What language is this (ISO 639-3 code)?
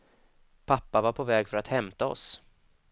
swe